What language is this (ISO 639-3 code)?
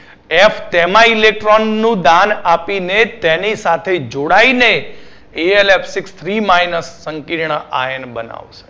guj